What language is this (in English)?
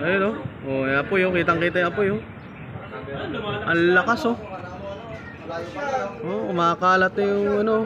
Filipino